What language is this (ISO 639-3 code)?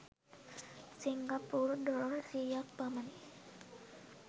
sin